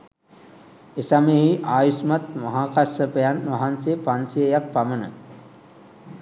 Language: Sinhala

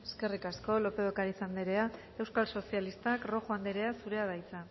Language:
Basque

